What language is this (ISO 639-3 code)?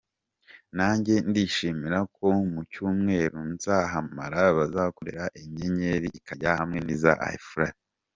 kin